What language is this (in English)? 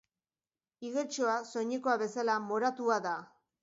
Basque